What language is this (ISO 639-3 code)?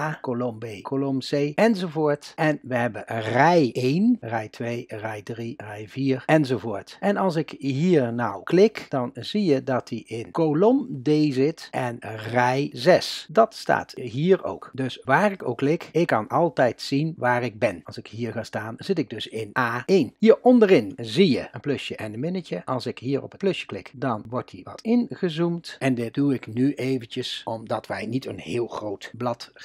nld